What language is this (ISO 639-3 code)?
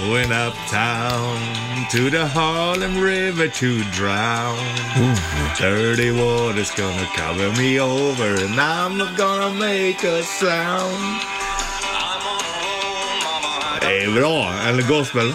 swe